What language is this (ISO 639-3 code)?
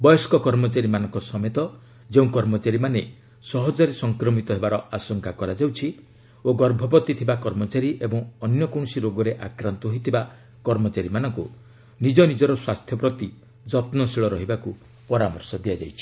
ori